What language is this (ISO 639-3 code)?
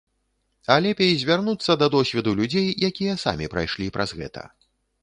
bel